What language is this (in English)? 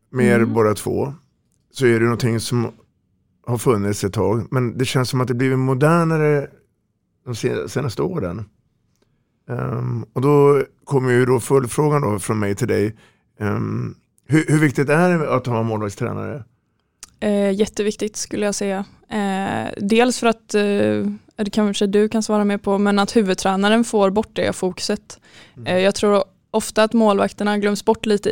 Swedish